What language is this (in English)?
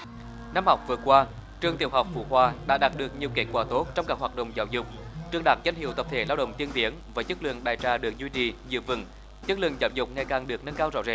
Vietnamese